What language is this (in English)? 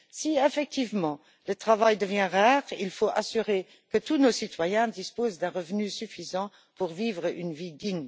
French